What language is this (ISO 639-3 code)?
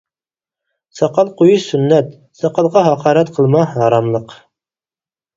uig